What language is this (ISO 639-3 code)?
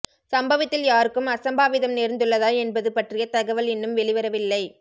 tam